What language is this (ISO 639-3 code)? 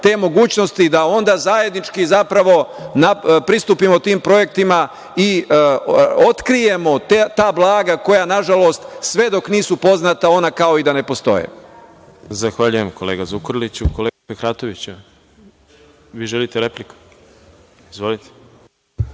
srp